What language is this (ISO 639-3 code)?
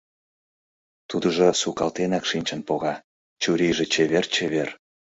chm